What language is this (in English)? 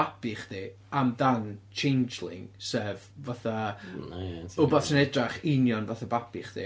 Welsh